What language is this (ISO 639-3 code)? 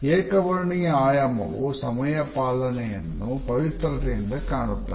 kan